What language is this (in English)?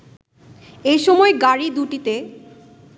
Bangla